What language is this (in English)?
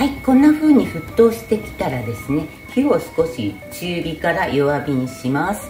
Japanese